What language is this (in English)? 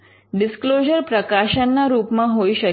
Gujarati